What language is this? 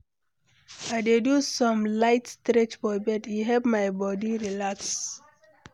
Nigerian Pidgin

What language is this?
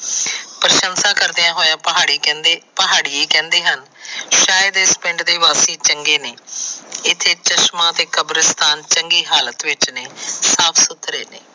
Punjabi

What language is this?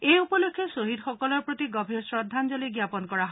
Assamese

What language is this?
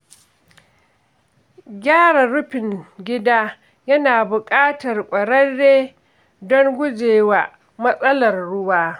Hausa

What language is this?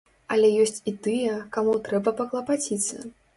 Belarusian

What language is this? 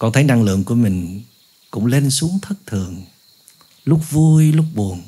Vietnamese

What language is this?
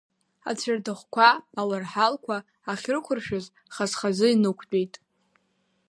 Abkhazian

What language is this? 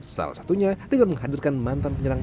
Indonesian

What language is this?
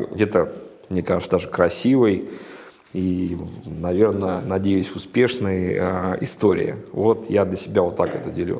Russian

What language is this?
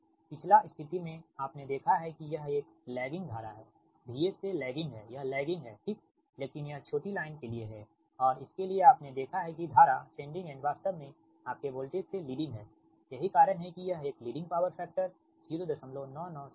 Hindi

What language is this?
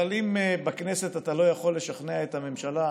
Hebrew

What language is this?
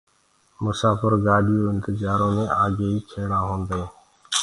Gurgula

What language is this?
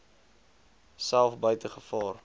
Afrikaans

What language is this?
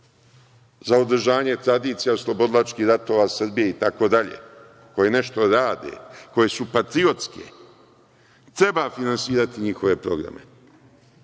Serbian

